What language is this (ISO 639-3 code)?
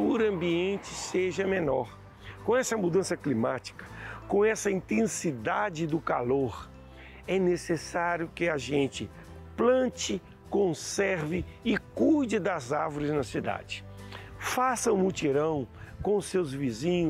por